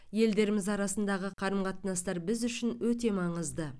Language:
Kazakh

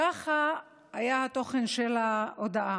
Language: Hebrew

